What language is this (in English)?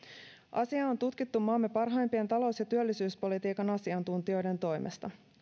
Finnish